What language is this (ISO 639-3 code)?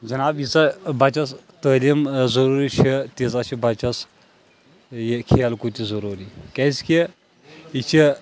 kas